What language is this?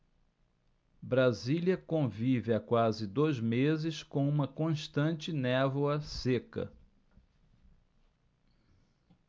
Portuguese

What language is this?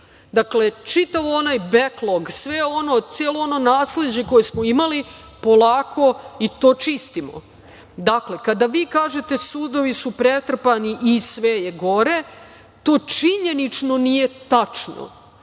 Serbian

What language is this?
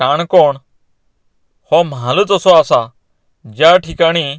Konkani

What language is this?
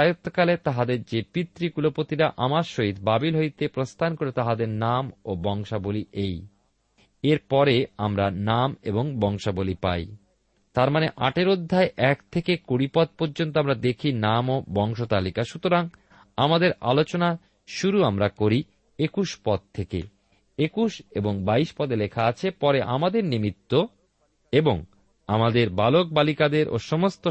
Bangla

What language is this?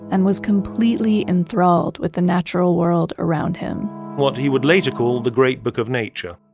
English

